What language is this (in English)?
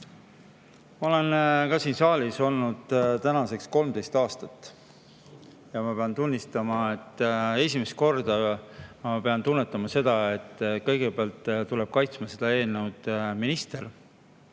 Estonian